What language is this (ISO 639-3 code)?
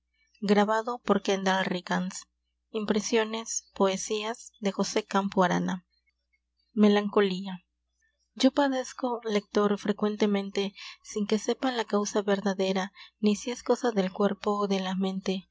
spa